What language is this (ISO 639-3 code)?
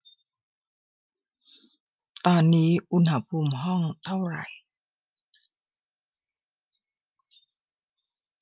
tha